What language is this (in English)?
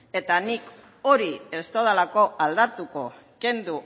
Basque